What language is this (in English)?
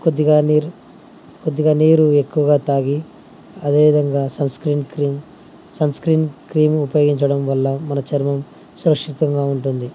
Telugu